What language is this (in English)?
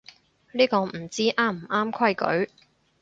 Cantonese